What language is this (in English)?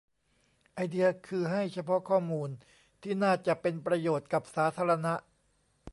Thai